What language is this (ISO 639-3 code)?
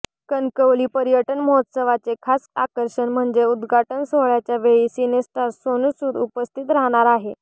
mar